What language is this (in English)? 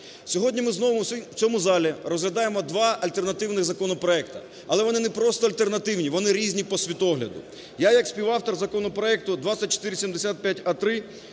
Ukrainian